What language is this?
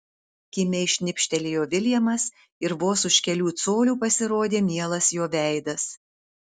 Lithuanian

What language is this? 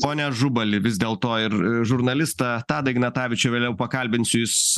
Lithuanian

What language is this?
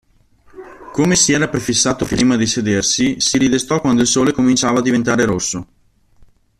Italian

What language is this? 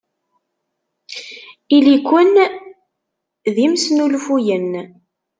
Kabyle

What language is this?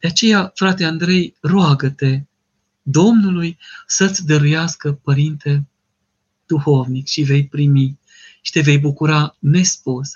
Romanian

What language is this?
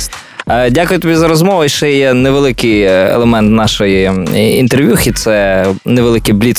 Ukrainian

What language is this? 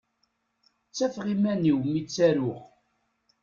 Kabyle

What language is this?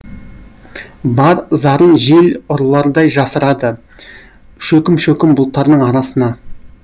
Kazakh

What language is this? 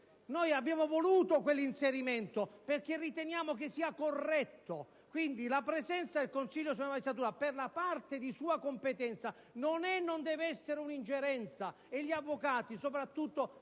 Italian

